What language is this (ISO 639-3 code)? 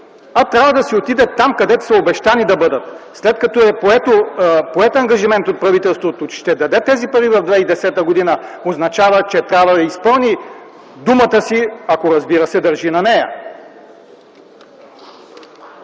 bul